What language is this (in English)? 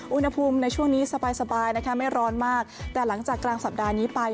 Thai